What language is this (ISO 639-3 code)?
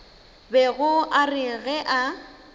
nso